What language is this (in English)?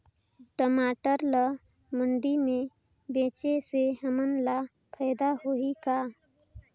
Chhattisgarhi